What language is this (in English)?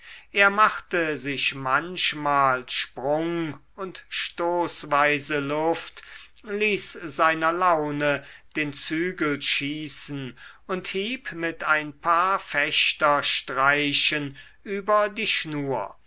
German